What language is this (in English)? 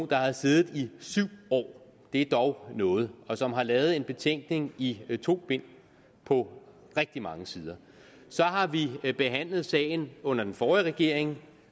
Danish